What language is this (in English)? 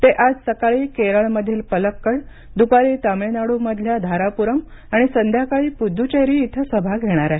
Marathi